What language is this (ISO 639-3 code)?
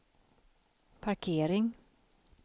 swe